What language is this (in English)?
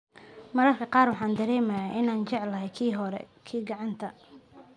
Somali